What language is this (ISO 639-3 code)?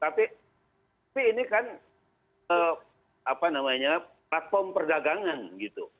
ind